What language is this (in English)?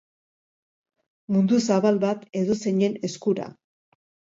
Basque